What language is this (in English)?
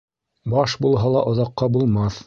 Bashkir